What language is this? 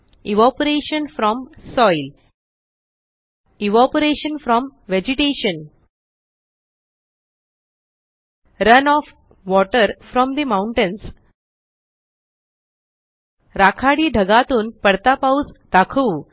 Marathi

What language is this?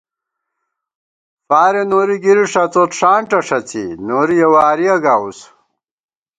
Gawar-Bati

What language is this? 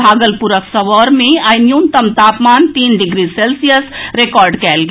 Maithili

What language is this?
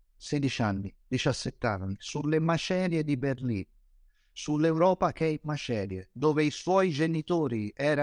Italian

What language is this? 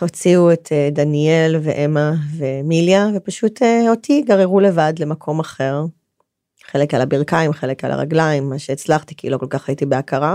Hebrew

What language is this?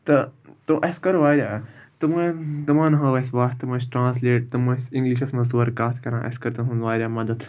Kashmiri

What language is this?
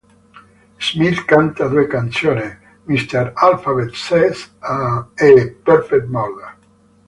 Italian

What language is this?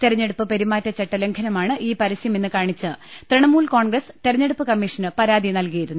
Malayalam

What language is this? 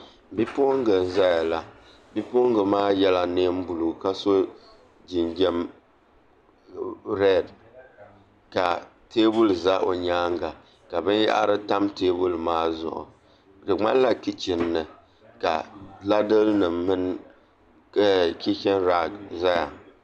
Dagbani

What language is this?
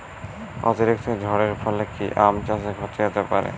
Bangla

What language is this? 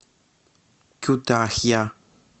Russian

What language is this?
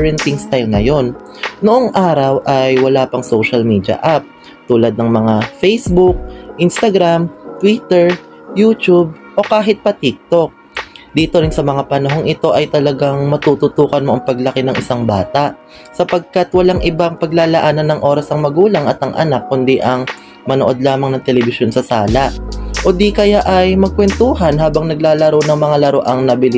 Filipino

